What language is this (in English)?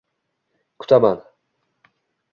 Uzbek